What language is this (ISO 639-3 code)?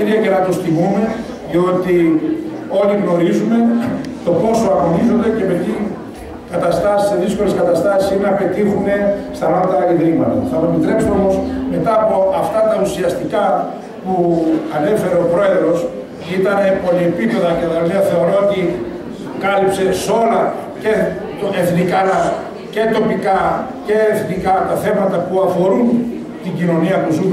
ell